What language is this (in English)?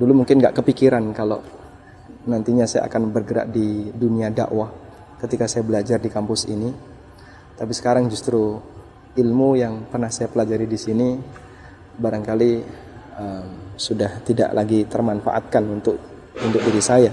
Indonesian